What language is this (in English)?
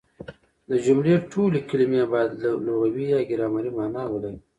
Pashto